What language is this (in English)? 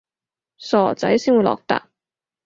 Cantonese